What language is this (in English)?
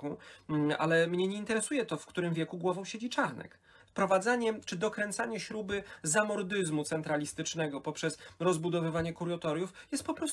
Polish